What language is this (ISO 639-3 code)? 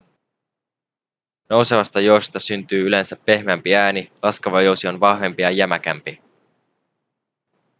fin